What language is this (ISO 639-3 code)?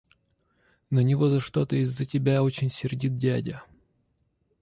rus